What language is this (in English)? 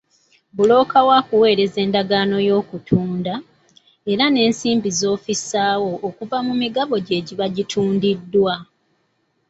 Ganda